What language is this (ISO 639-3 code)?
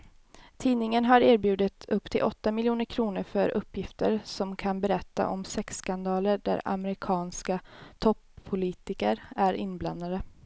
swe